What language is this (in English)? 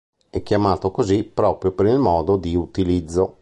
Italian